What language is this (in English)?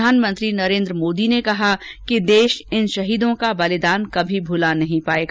Hindi